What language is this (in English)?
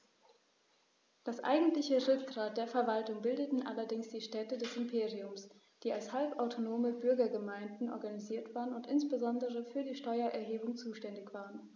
German